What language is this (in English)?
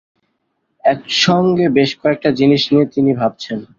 Bangla